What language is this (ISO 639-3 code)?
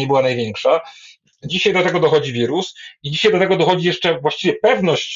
pol